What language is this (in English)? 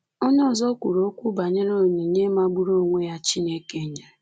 Igbo